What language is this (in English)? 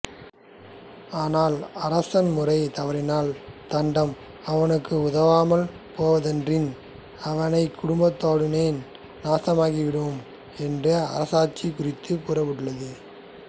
Tamil